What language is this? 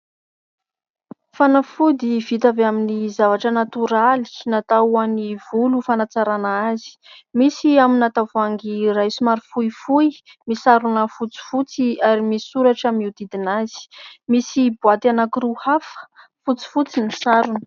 Malagasy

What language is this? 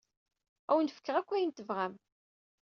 Kabyle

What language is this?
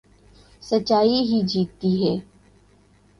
Urdu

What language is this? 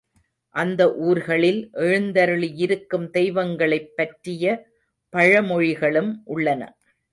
Tamil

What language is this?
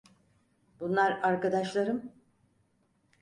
Turkish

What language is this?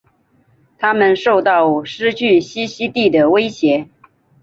Chinese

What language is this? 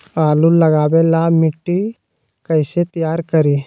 Magahi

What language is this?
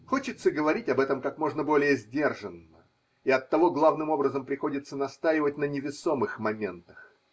Russian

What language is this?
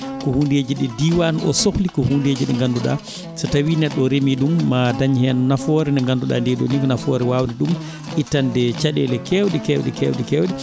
Fula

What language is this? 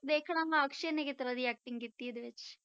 Punjabi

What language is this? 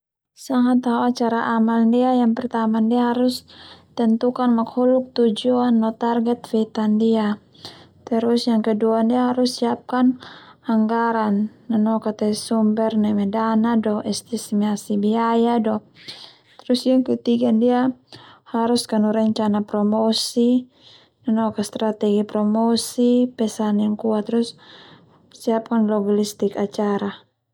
Termanu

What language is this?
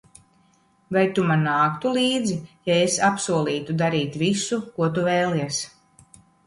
Latvian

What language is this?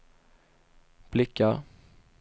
Swedish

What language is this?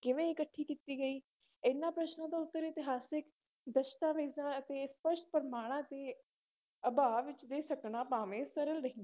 Punjabi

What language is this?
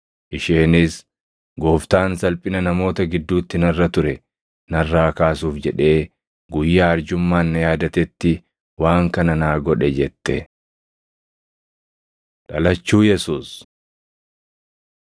Oromo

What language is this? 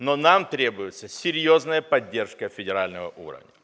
Russian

